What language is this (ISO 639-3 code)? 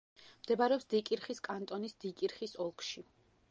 kat